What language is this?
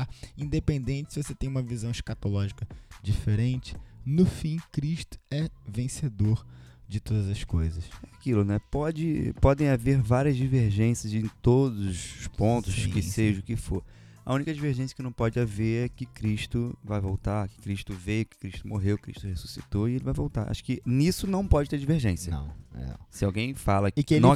Portuguese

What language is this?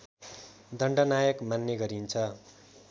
Nepali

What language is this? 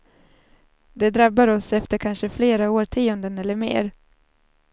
Swedish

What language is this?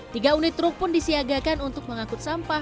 Indonesian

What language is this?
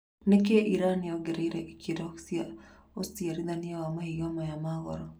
Kikuyu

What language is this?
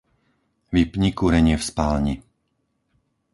Slovak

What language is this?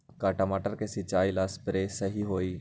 Magahi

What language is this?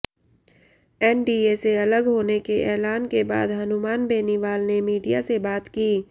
Hindi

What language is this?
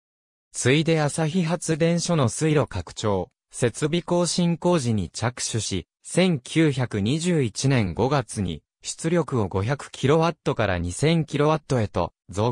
Japanese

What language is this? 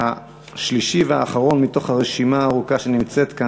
Hebrew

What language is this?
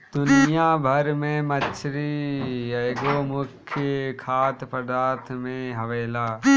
Bhojpuri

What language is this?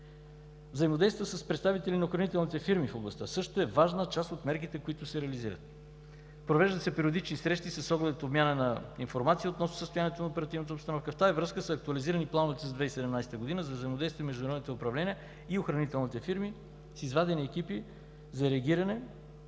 Bulgarian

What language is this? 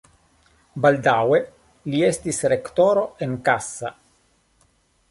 Esperanto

